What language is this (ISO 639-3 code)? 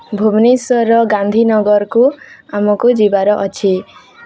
ori